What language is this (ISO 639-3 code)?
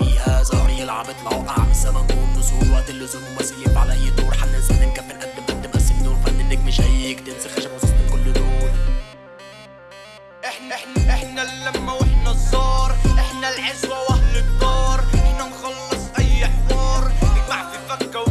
ara